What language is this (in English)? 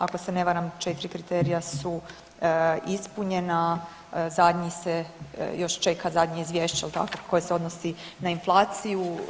Croatian